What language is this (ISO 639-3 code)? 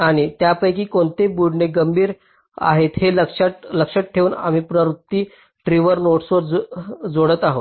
mar